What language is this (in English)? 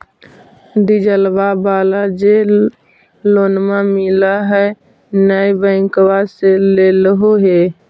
Magahi